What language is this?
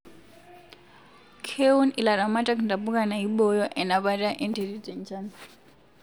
Masai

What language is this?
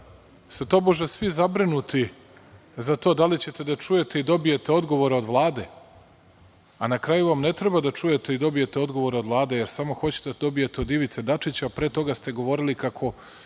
Serbian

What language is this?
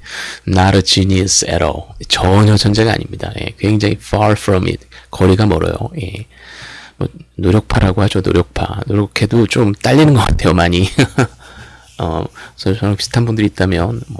Korean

